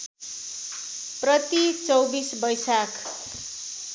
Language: Nepali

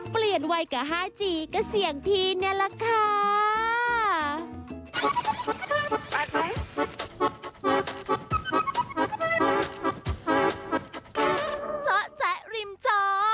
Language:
Thai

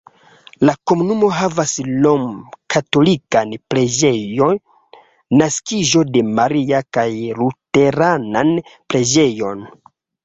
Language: Esperanto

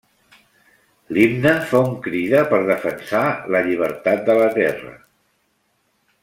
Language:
Catalan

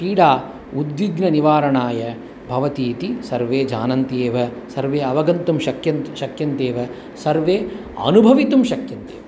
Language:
Sanskrit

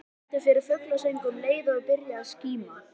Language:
Icelandic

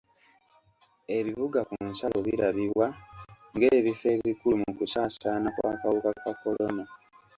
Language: Ganda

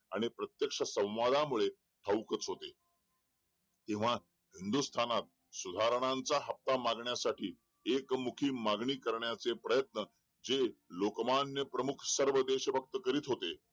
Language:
Marathi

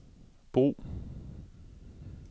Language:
Danish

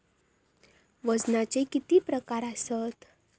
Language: Marathi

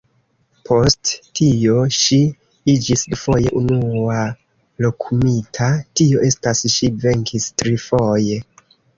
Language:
Esperanto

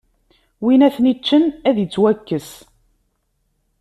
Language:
Kabyle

